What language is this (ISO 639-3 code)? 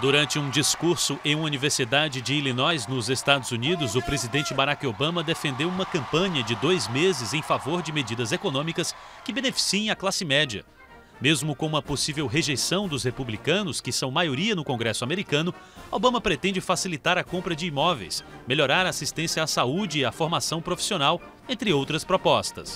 por